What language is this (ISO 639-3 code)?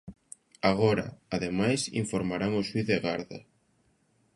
glg